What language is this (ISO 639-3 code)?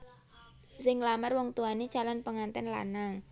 jav